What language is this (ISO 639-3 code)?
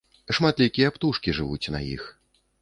bel